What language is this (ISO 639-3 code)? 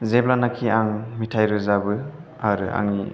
brx